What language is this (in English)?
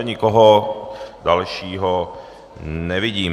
Czech